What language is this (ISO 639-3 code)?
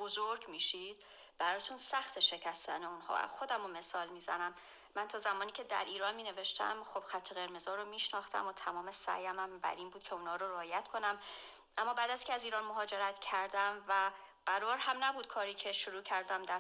fas